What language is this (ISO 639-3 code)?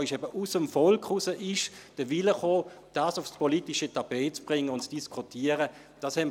gsw